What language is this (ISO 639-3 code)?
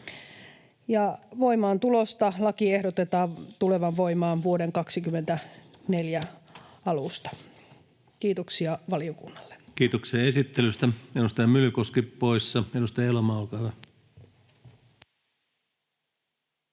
fin